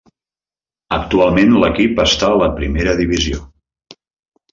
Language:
Catalan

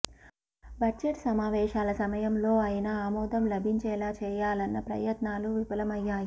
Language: Telugu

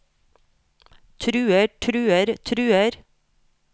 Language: Norwegian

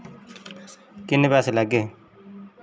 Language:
Dogri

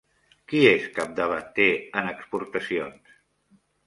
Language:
Catalan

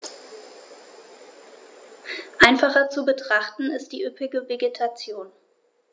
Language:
German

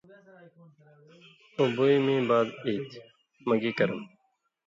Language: Indus Kohistani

